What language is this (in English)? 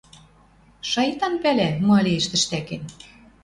Western Mari